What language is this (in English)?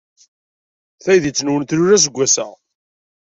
Kabyle